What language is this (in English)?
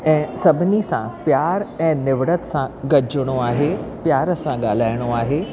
Sindhi